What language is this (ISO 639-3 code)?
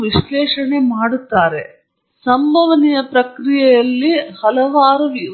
kan